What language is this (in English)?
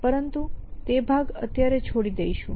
Gujarati